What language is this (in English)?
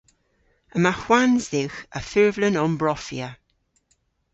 Cornish